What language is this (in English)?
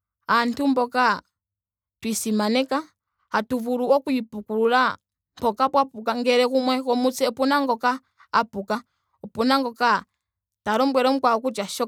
Ndonga